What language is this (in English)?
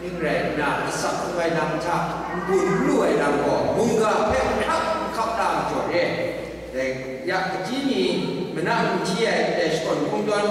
Vietnamese